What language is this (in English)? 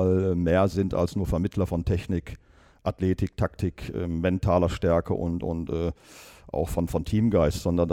German